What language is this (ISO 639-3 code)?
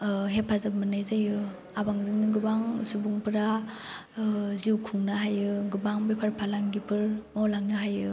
brx